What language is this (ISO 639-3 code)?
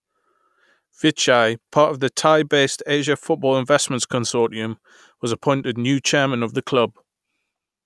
eng